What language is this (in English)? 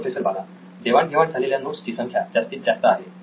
Marathi